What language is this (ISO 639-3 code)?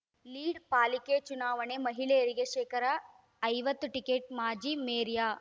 kan